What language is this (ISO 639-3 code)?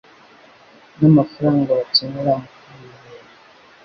kin